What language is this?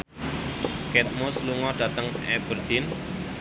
Javanese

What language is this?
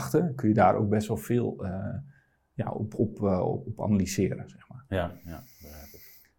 Dutch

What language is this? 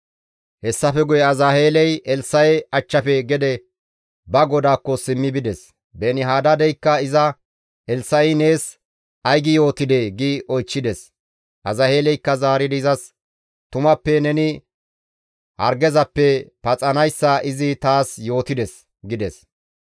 Gamo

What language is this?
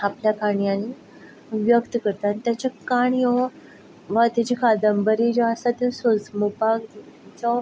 Konkani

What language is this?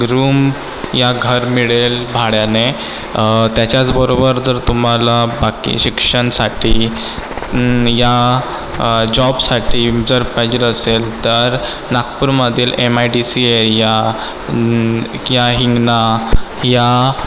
Marathi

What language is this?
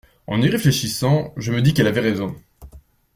French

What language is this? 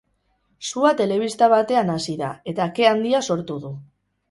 Basque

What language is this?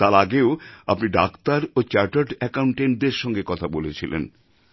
Bangla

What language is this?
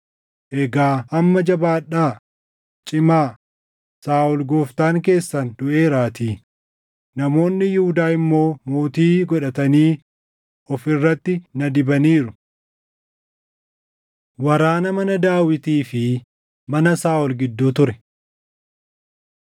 Oromo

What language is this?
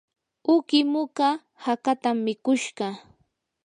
Yanahuanca Pasco Quechua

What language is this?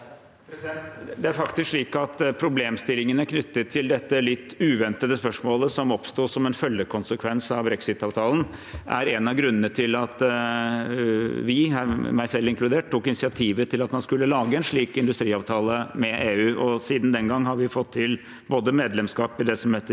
Norwegian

